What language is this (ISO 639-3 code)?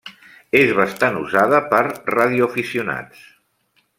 cat